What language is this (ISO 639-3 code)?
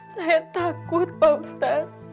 ind